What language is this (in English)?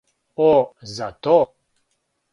Serbian